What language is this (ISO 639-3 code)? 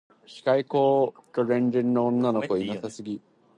jpn